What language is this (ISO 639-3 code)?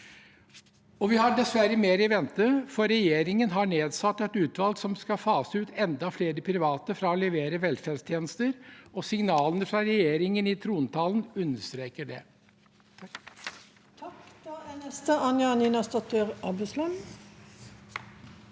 nor